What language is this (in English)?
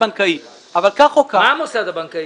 Hebrew